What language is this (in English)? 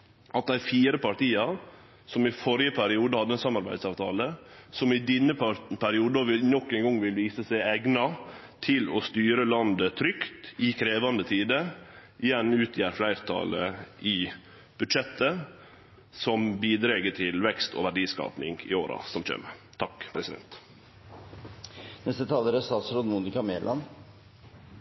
Norwegian Nynorsk